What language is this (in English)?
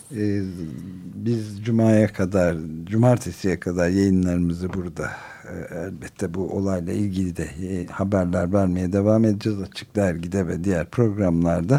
Turkish